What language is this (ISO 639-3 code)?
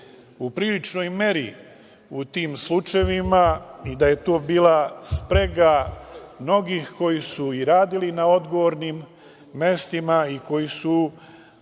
srp